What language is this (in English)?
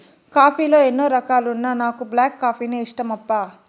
Telugu